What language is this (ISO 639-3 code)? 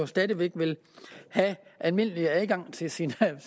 dan